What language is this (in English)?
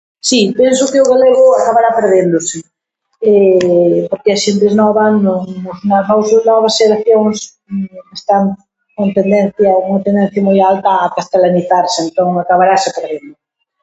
Galician